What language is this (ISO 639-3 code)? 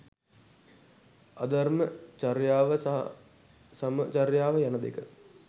sin